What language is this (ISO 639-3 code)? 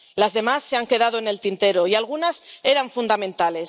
spa